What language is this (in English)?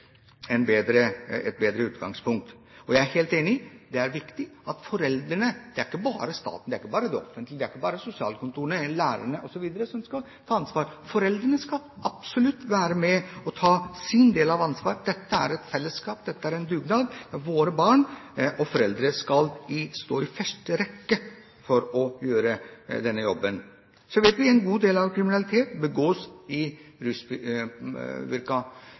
Norwegian Bokmål